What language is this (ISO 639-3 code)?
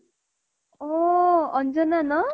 asm